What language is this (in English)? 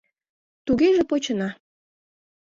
Mari